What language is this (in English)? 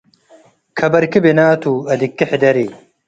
Tigre